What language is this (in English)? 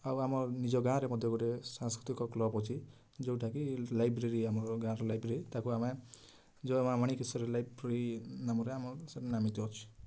Odia